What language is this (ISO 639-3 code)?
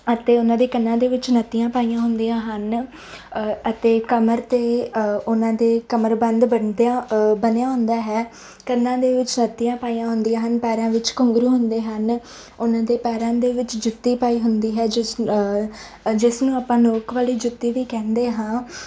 pan